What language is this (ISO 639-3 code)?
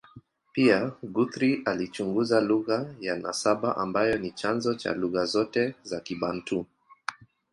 swa